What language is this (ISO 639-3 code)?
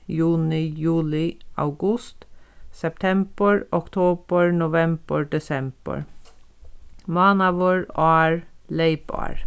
fao